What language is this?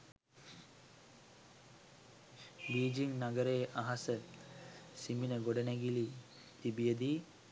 Sinhala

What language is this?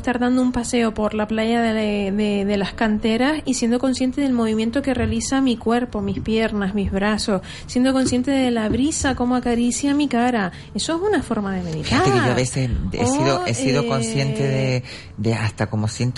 Spanish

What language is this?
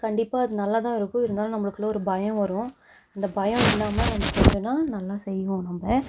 Tamil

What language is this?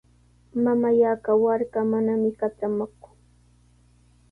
Sihuas Ancash Quechua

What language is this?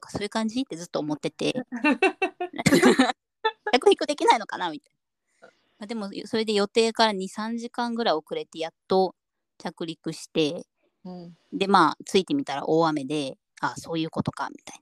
Japanese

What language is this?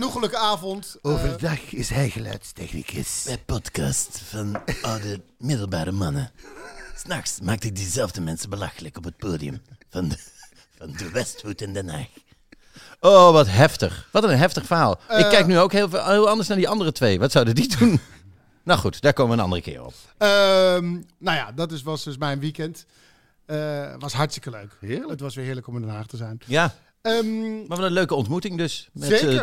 Dutch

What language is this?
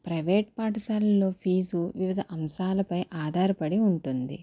Telugu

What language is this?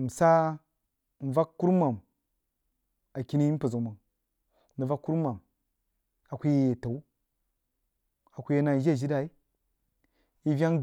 Jiba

